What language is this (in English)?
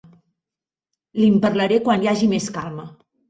Catalan